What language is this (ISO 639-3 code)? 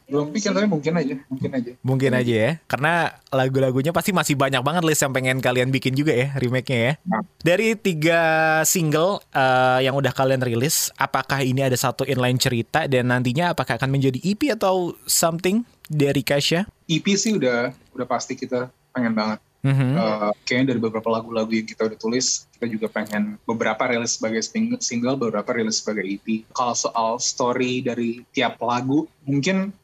ind